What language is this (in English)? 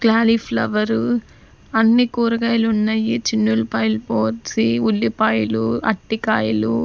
Telugu